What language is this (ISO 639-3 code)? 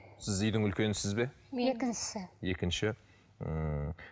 kaz